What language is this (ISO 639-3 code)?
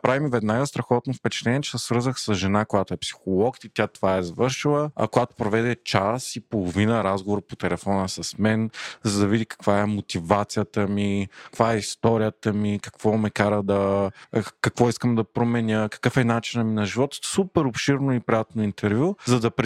bul